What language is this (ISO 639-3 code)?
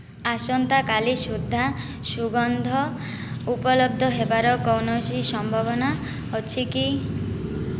ori